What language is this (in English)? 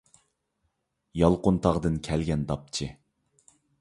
Uyghur